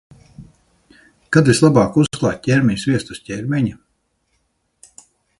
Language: Latvian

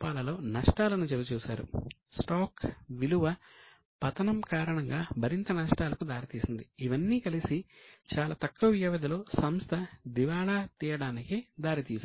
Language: Telugu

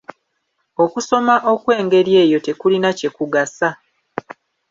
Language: Ganda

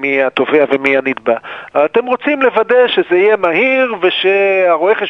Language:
Hebrew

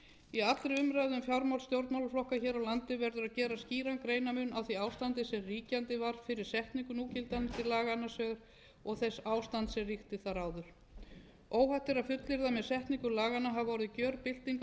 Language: Icelandic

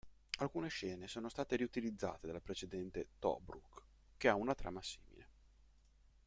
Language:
Italian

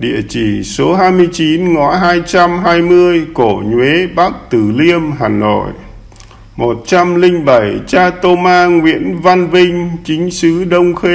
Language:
Vietnamese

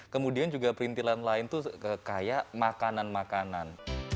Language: Indonesian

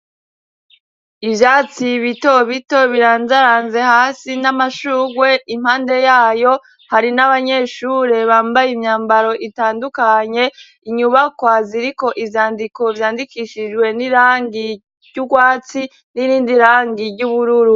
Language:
Rundi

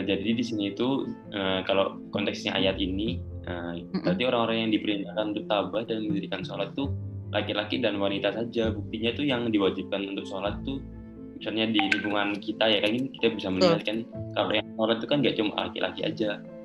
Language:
Indonesian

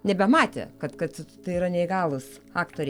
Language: Lithuanian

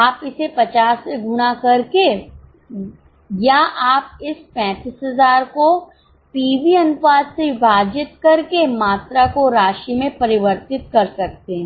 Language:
Hindi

